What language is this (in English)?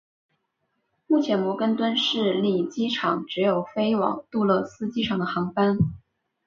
Chinese